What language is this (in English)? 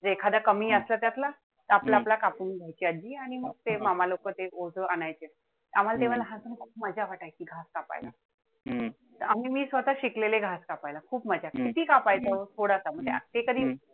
Marathi